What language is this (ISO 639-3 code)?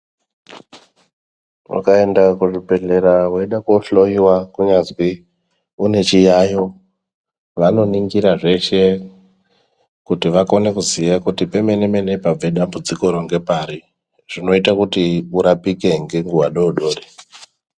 ndc